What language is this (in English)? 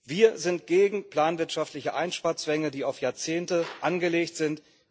German